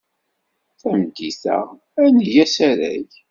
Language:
Kabyle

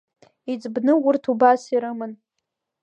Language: Abkhazian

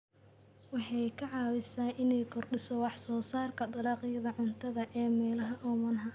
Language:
Somali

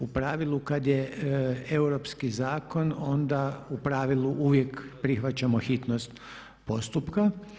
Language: Croatian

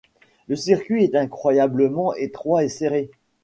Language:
French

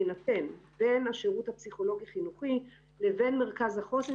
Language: Hebrew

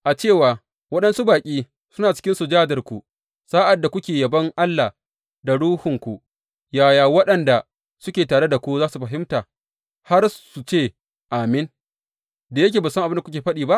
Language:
Hausa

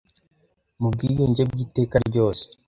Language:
Kinyarwanda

